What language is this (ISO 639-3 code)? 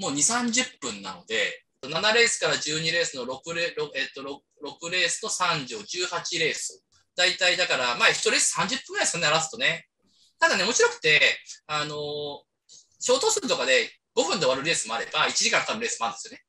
jpn